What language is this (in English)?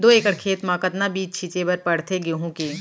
Chhattisgarhi